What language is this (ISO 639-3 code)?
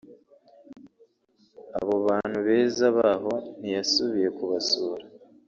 kin